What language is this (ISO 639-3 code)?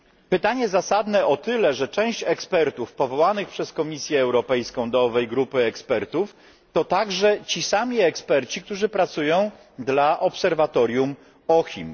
pol